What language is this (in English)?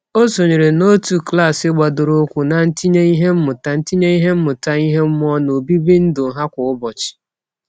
Igbo